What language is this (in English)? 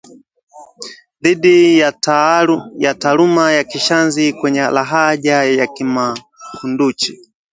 Swahili